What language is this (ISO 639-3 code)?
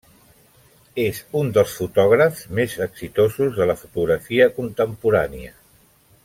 cat